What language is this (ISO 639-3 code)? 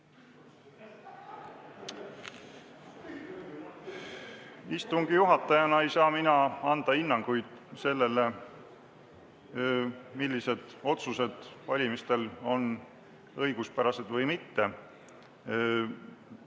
est